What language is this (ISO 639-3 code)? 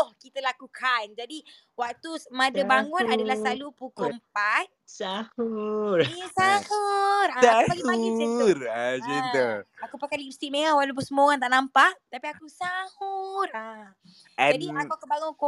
msa